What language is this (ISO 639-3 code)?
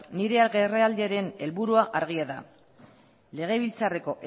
eus